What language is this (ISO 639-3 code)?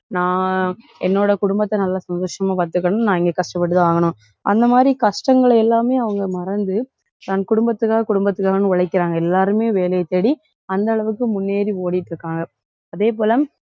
tam